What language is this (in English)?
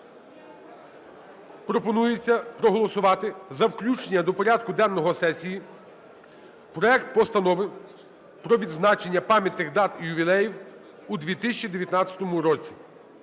Ukrainian